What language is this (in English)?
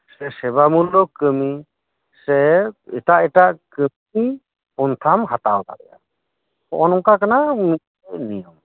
Santali